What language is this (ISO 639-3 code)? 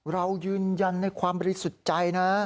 tha